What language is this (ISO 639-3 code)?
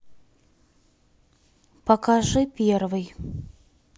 rus